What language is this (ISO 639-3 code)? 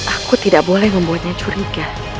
ind